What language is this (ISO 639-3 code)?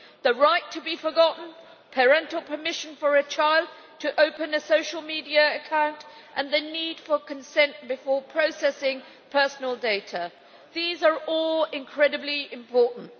eng